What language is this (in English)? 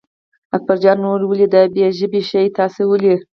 Pashto